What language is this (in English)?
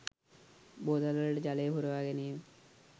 Sinhala